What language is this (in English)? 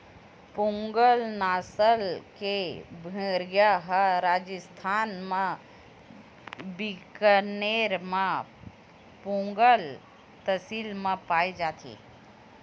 Chhattisgarhi